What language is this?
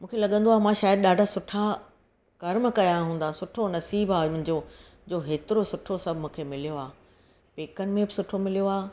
Sindhi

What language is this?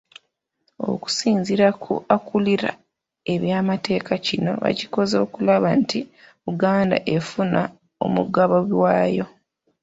Ganda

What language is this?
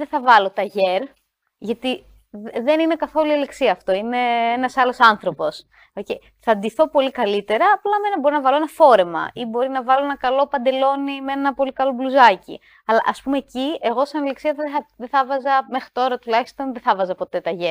Greek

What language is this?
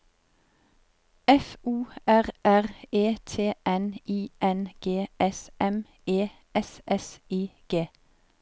Norwegian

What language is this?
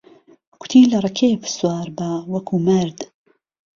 Central Kurdish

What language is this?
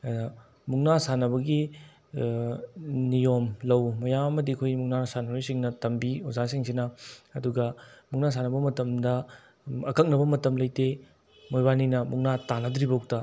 Manipuri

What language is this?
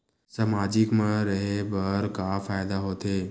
Chhattisgarhi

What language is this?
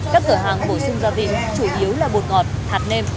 Vietnamese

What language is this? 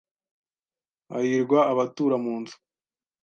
Kinyarwanda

